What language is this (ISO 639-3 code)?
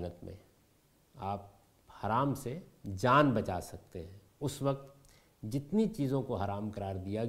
urd